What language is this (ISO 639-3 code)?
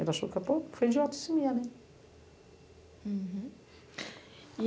por